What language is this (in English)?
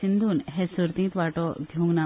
Konkani